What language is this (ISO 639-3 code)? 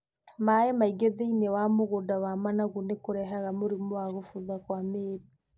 kik